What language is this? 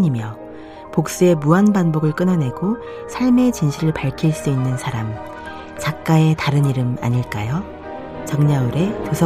Korean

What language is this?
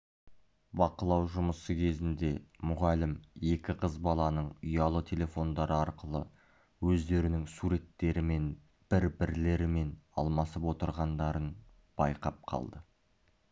Kazakh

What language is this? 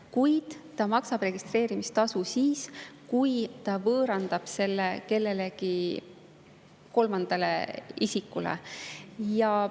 Estonian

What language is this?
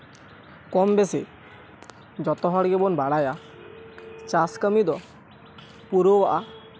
Santali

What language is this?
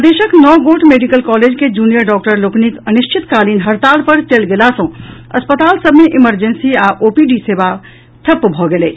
Maithili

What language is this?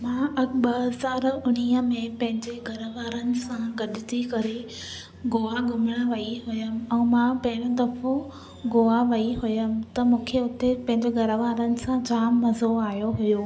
Sindhi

